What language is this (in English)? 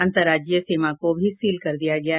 Hindi